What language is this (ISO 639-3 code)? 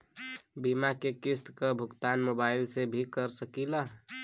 bho